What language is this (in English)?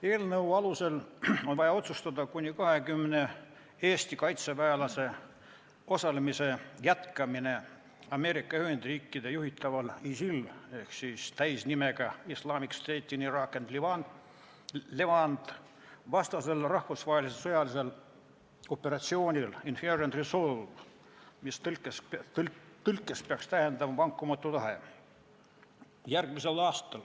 Estonian